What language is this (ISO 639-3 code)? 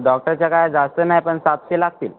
mar